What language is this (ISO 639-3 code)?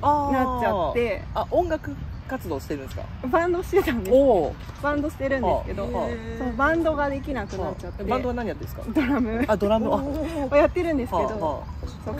jpn